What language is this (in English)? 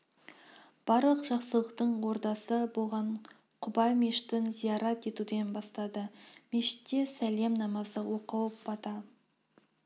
Kazakh